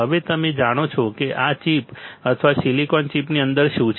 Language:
Gujarati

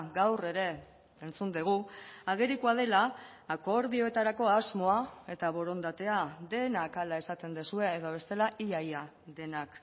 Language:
Basque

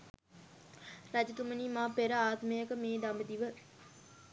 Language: Sinhala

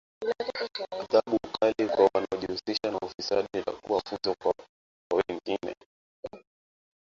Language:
Swahili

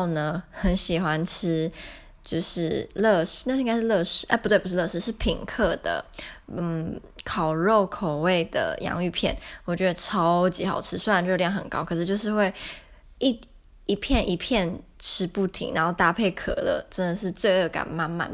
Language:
Chinese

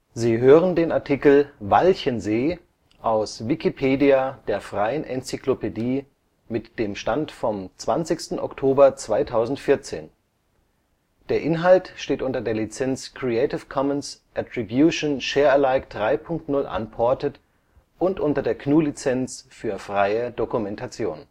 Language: German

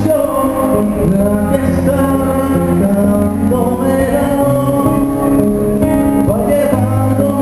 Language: Arabic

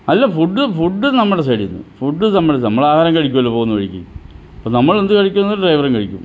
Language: Malayalam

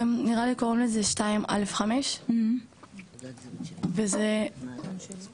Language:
Hebrew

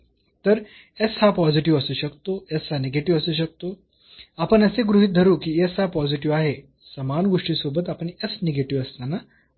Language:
Marathi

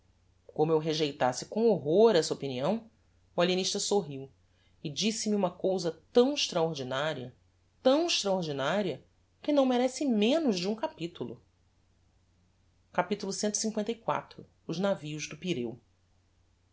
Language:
Portuguese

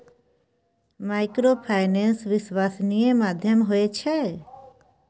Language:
Maithili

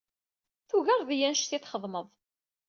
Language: Kabyle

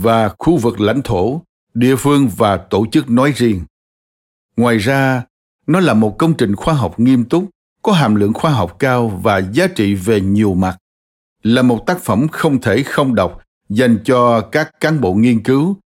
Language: Vietnamese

